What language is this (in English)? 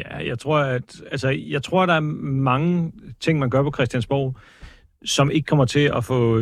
Danish